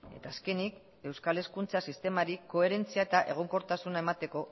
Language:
Basque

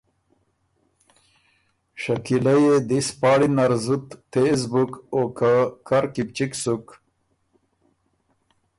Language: Ormuri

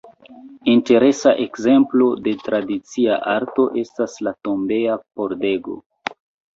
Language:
Esperanto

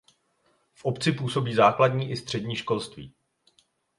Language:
Czech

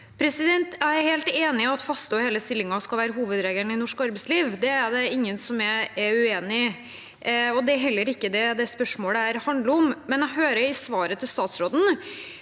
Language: Norwegian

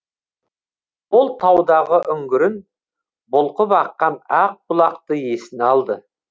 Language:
Kazakh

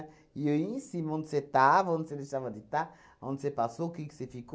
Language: Portuguese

